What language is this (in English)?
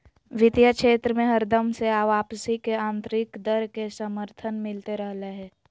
Magahi